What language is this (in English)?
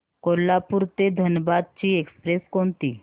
Marathi